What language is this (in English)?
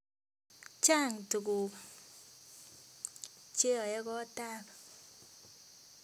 Kalenjin